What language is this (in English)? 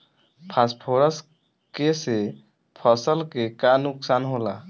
Bhojpuri